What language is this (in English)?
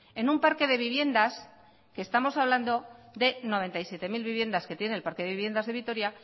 Spanish